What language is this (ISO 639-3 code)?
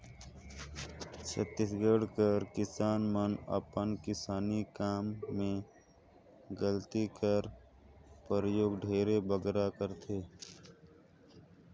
hne